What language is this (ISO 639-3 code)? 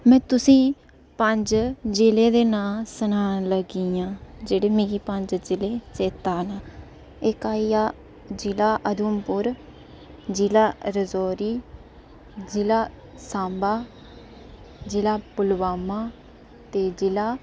doi